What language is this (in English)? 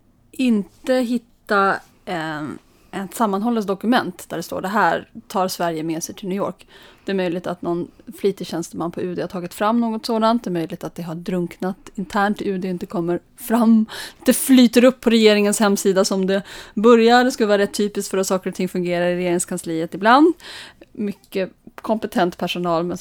Swedish